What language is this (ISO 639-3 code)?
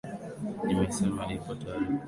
swa